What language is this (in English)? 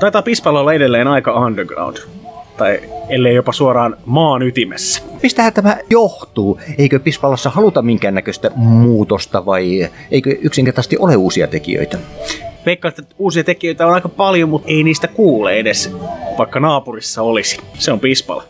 Finnish